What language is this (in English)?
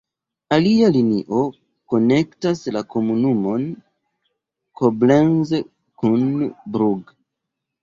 Esperanto